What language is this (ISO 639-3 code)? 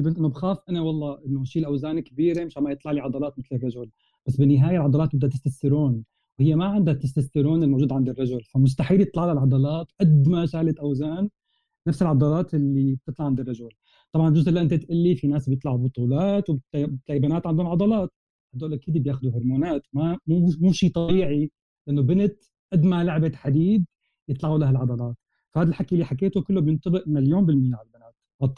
ara